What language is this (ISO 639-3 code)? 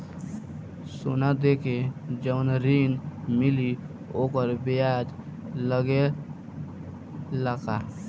bho